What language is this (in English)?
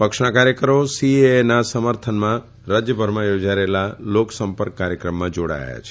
Gujarati